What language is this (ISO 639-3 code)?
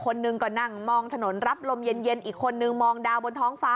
tha